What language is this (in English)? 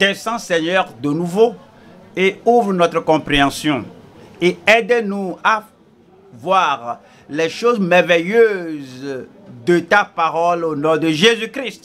French